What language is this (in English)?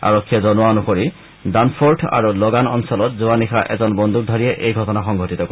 Assamese